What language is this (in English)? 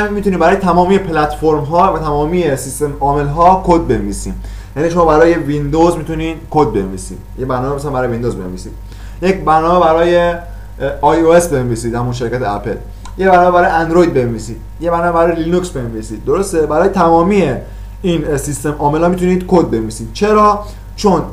Persian